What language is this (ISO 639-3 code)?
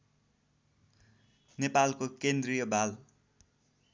nep